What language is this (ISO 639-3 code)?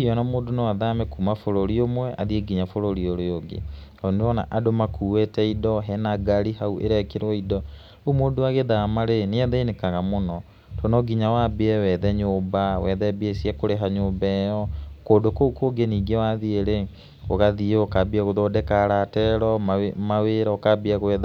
kik